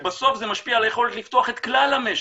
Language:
Hebrew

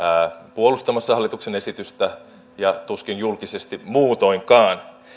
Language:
Finnish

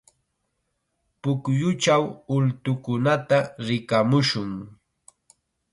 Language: Chiquián Ancash Quechua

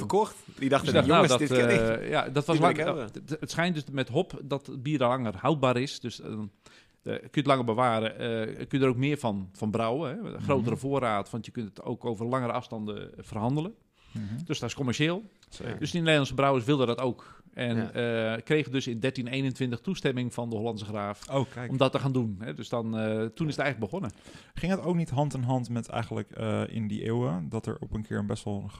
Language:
Dutch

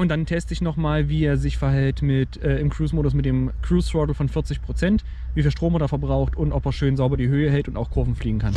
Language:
German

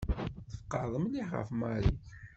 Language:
Kabyle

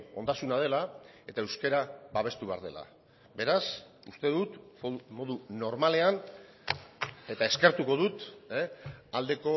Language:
Basque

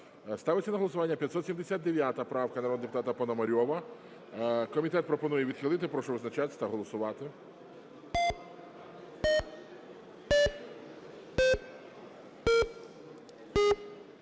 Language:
Ukrainian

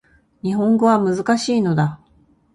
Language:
Japanese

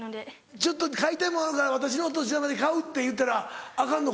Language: Japanese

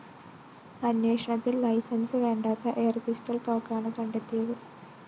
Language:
Malayalam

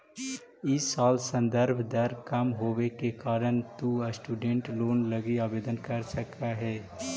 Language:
Magahi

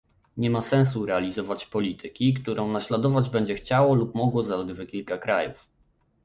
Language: Polish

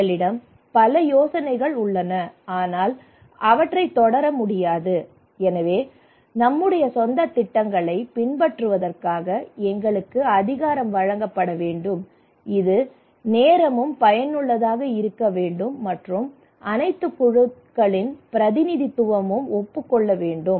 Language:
Tamil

